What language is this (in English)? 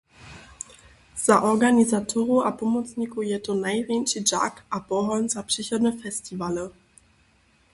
Upper Sorbian